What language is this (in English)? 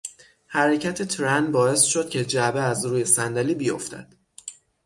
Persian